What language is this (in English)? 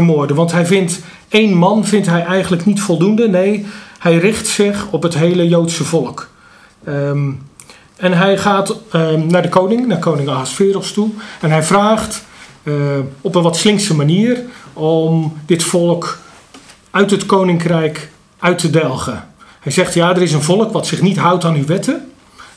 Dutch